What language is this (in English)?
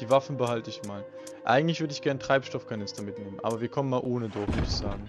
German